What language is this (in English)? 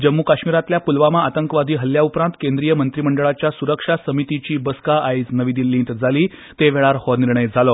Konkani